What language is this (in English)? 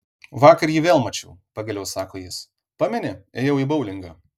Lithuanian